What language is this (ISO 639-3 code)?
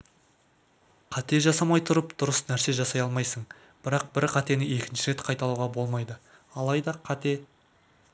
kaz